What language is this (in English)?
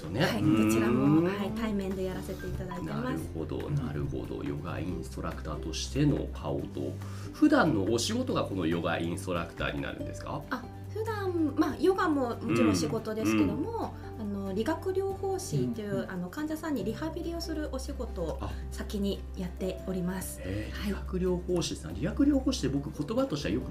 Japanese